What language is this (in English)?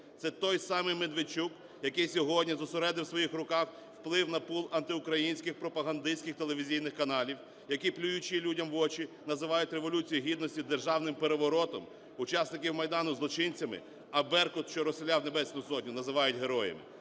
Ukrainian